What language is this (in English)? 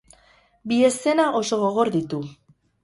Basque